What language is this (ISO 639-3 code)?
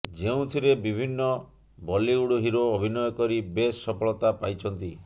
ori